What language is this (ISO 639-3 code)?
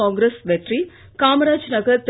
tam